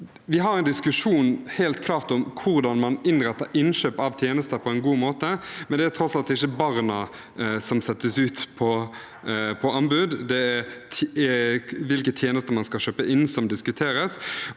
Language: Norwegian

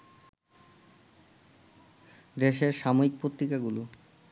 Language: Bangla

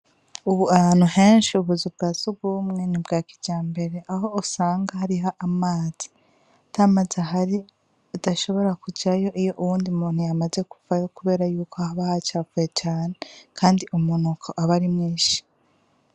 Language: Rundi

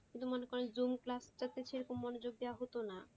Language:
Bangla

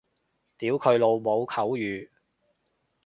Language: Cantonese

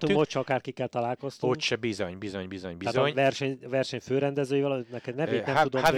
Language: Hungarian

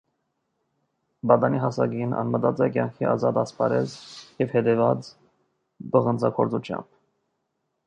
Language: Armenian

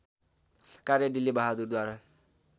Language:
Nepali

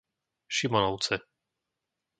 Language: Slovak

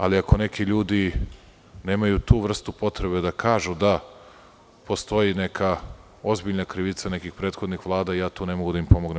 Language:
Serbian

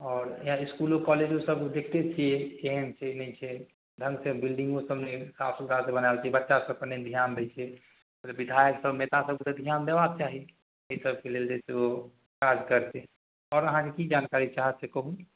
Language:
Maithili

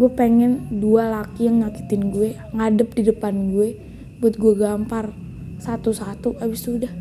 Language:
Indonesian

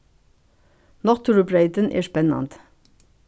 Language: Faroese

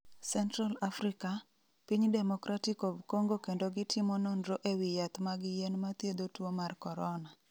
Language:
Luo (Kenya and Tanzania)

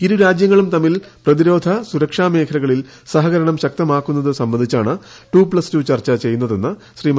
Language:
Malayalam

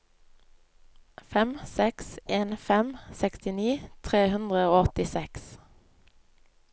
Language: Norwegian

